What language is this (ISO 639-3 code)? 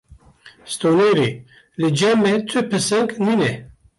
kur